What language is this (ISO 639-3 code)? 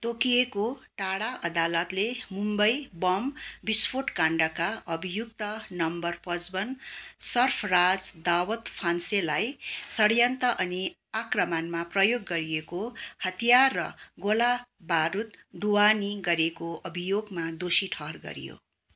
nep